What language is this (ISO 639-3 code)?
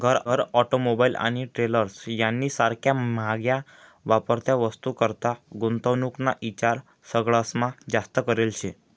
mar